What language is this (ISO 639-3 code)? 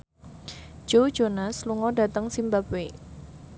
jav